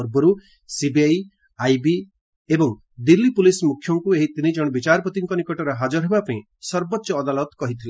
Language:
Odia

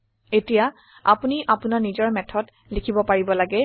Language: Assamese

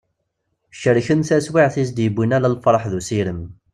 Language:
Kabyle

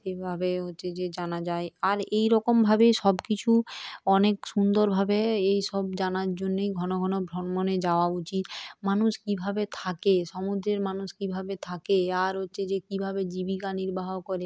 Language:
Bangla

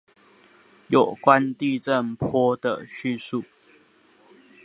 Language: Chinese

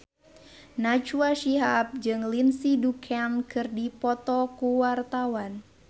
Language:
Sundanese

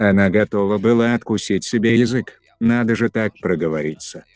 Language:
Russian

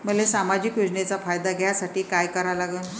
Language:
Marathi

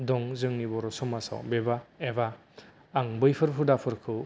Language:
Bodo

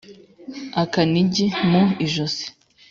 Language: Kinyarwanda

